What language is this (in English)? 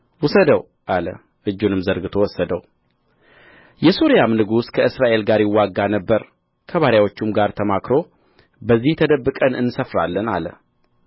Amharic